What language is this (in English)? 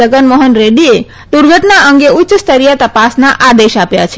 Gujarati